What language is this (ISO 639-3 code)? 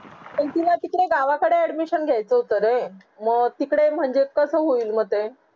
mar